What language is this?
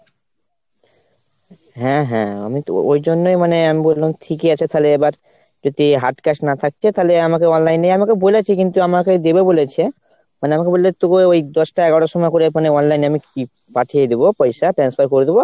Bangla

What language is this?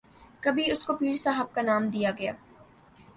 Urdu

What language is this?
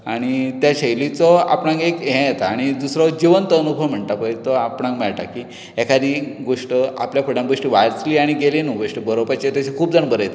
Konkani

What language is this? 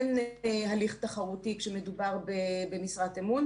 Hebrew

